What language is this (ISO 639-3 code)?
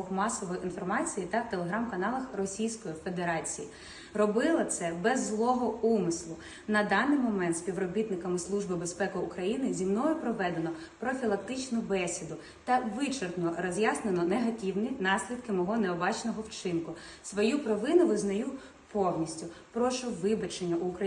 ukr